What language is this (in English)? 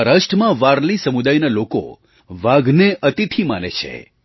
Gujarati